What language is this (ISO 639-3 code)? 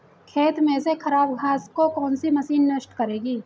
hin